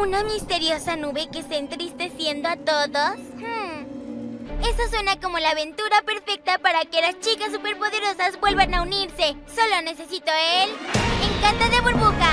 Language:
Spanish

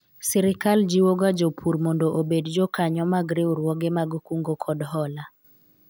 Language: Luo (Kenya and Tanzania)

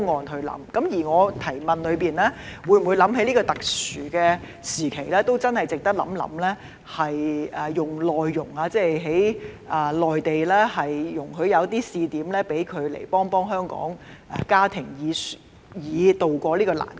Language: Cantonese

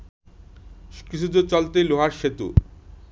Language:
Bangla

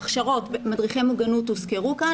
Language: Hebrew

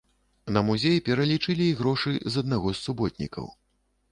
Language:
Belarusian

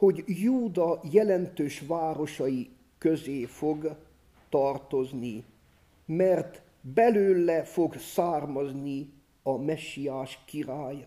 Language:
Hungarian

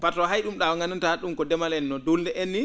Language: Fula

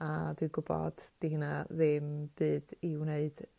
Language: Welsh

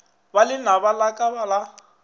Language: Northern Sotho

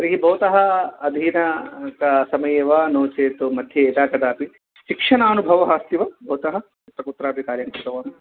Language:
Sanskrit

